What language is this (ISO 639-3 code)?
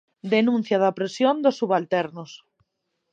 glg